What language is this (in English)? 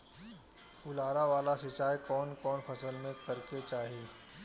Bhojpuri